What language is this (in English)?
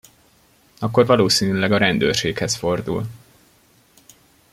Hungarian